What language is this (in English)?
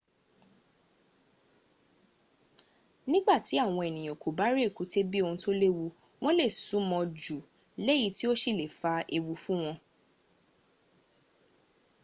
Yoruba